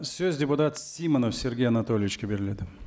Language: Kazakh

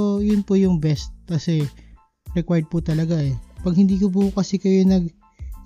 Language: Filipino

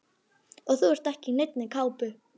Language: Icelandic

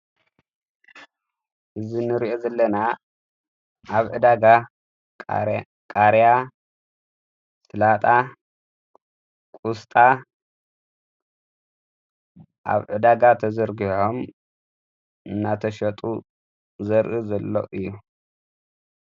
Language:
Tigrinya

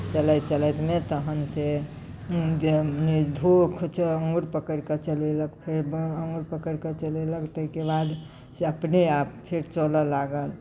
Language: Maithili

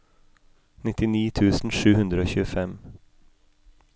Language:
Norwegian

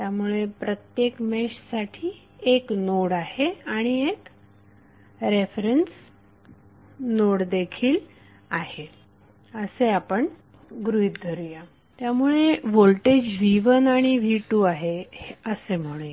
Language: Marathi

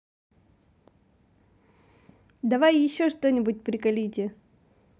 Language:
Russian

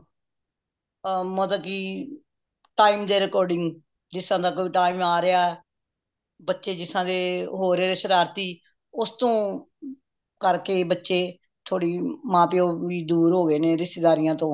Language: Punjabi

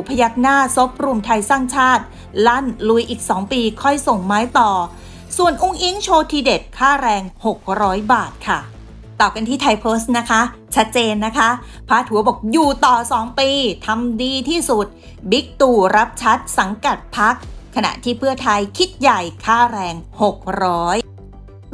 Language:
Thai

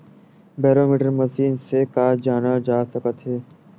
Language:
Chhattisgarhi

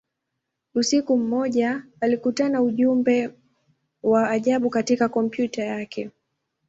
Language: Swahili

